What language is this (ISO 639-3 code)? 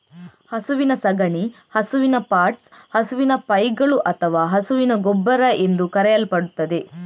kan